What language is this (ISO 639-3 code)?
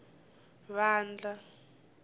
tso